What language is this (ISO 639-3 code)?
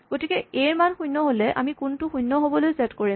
asm